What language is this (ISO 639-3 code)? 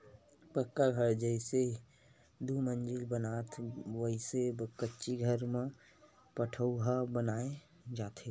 hne